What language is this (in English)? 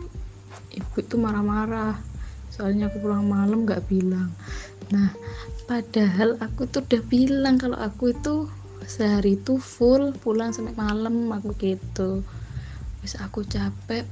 Indonesian